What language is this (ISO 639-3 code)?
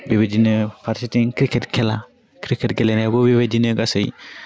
brx